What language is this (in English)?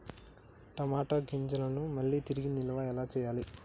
Telugu